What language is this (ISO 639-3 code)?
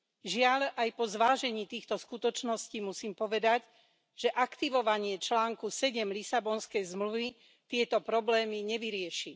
slk